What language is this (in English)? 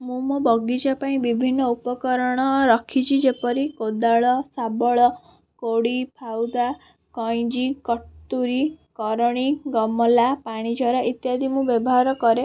Odia